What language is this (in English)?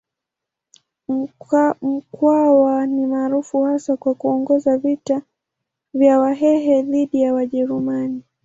Swahili